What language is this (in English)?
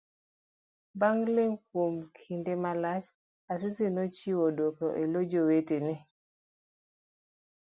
Luo (Kenya and Tanzania)